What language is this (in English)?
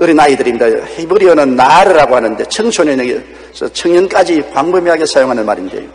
Korean